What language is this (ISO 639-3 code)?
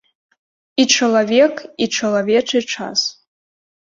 bel